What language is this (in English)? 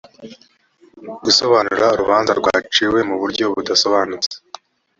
Kinyarwanda